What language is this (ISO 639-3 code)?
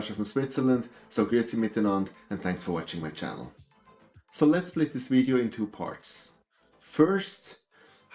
eng